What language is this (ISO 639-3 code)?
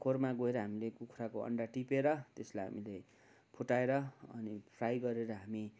nep